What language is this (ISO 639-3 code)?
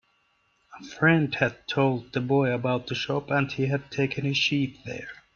eng